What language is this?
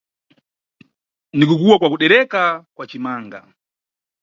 Nyungwe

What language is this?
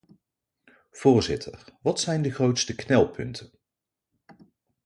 Dutch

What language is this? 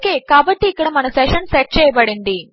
Telugu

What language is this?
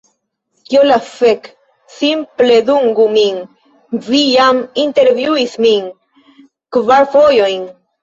Esperanto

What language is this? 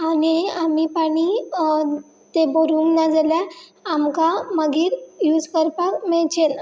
Konkani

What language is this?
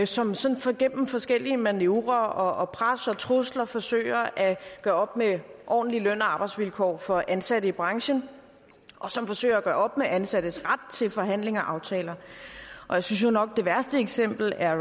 Danish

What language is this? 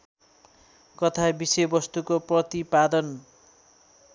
Nepali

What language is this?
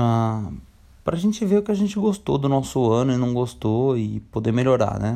Portuguese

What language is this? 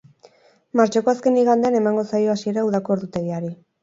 Basque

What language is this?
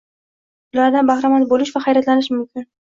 Uzbek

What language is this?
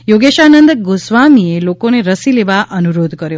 Gujarati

